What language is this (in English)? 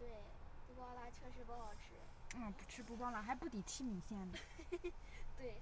Chinese